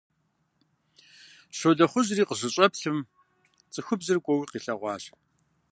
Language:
Kabardian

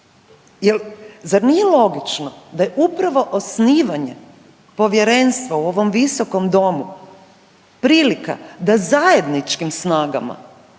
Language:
Croatian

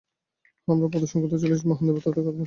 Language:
Bangla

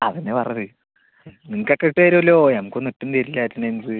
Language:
Malayalam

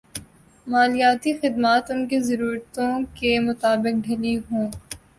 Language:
Urdu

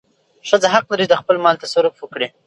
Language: Pashto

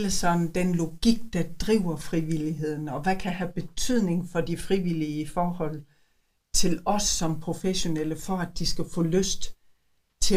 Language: Danish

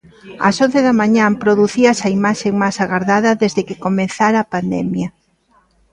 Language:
Galician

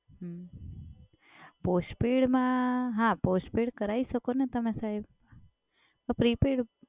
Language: Gujarati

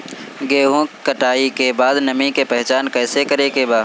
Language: Bhojpuri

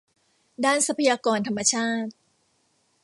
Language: Thai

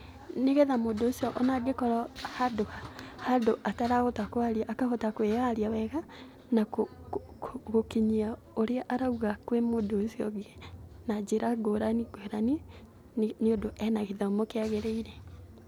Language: Kikuyu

